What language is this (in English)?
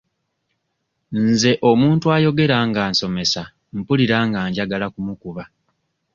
Ganda